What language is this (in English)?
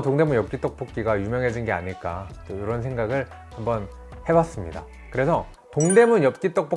Korean